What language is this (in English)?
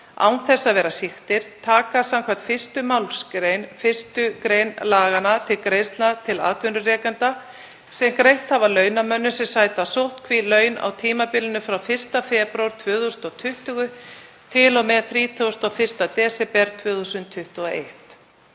Icelandic